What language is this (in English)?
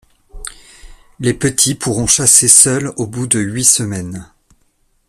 French